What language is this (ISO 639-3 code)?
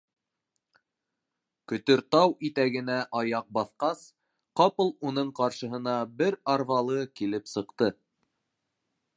bak